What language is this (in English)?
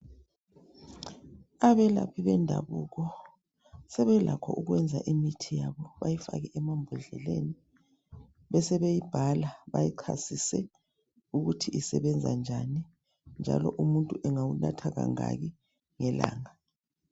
North Ndebele